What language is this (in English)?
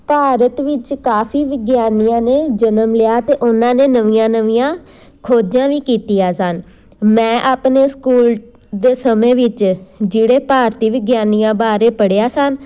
Punjabi